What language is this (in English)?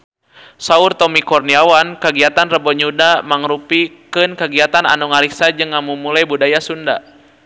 Sundanese